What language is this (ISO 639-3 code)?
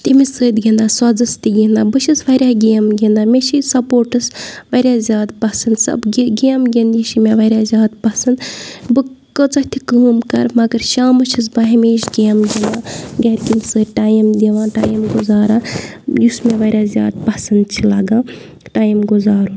kas